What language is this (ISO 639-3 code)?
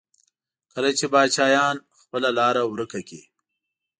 pus